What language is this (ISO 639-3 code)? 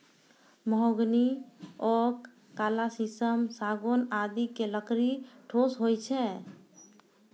mai